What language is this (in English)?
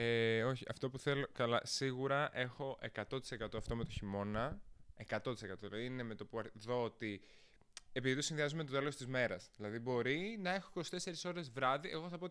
Greek